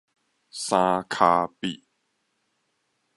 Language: Min Nan Chinese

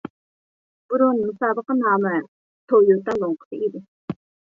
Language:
Uyghur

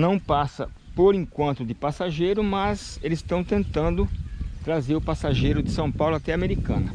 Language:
Portuguese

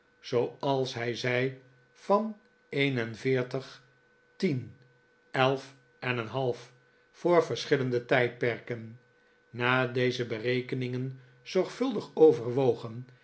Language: Dutch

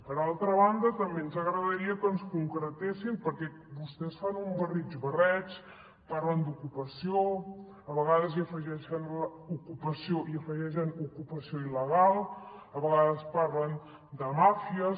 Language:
Catalan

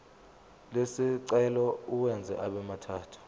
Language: Zulu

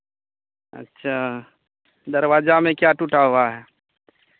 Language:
Hindi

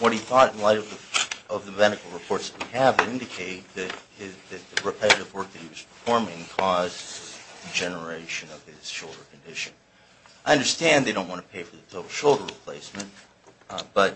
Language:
English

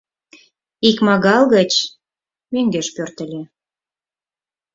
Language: Mari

